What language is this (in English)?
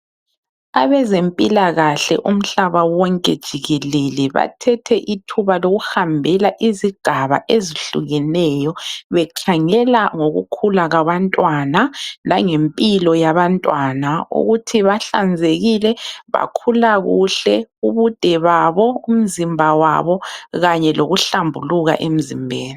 North Ndebele